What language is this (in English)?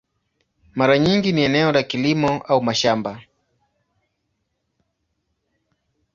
Swahili